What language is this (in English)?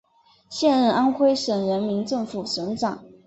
Chinese